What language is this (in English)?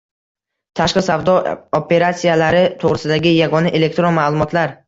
Uzbek